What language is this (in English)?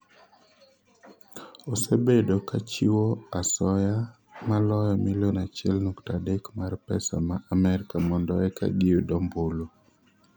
Luo (Kenya and Tanzania)